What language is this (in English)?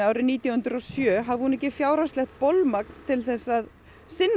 Icelandic